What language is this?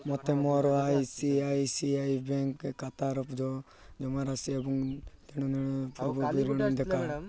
Odia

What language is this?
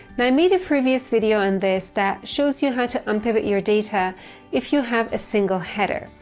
English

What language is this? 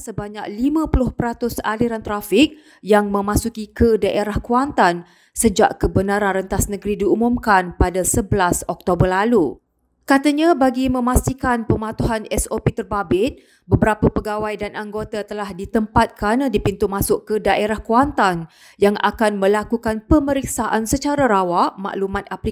Malay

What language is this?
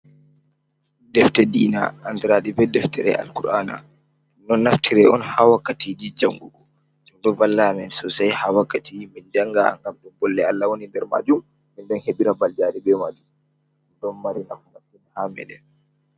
Fula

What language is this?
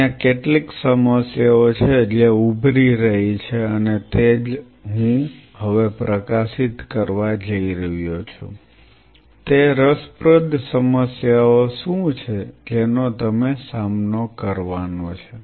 Gujarati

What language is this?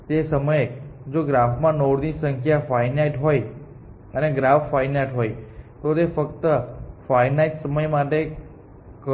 Gujarati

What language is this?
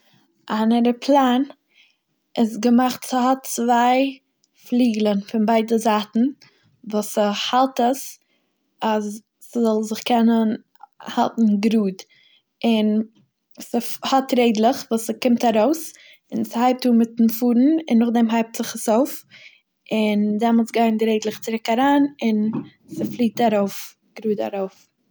Yiddish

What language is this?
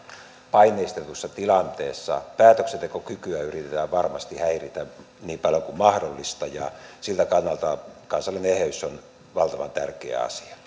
Finnish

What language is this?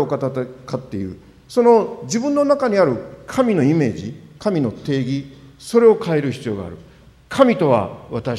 Japanese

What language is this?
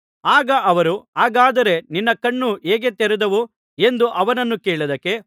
Kannada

